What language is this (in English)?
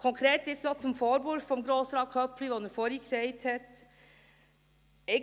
Swiss German